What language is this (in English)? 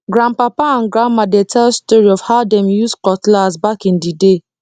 Nigerian Pidgin